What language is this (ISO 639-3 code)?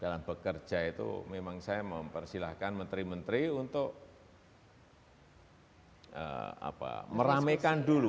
ind